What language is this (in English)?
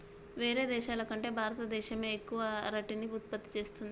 Telugu